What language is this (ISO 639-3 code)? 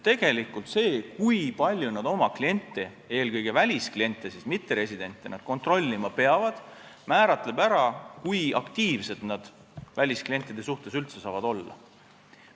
est